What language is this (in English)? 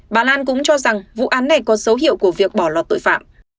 Vietnamese